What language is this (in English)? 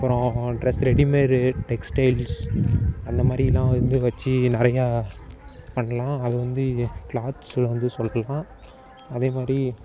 Tamil